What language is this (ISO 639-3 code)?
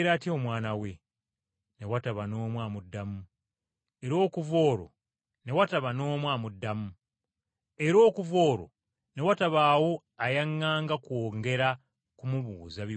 lug